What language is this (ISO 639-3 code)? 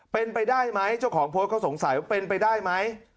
tha